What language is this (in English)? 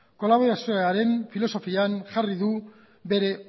Basque